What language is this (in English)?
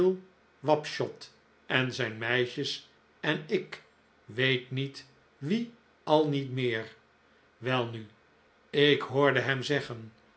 Dutch